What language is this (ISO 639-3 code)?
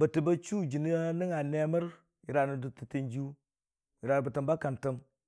cfa